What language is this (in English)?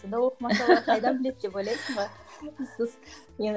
Kazakh